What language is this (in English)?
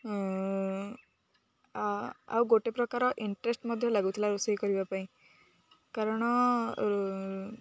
Odia